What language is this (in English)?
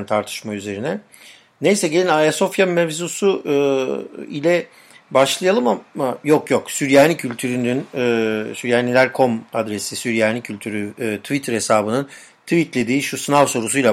Turkish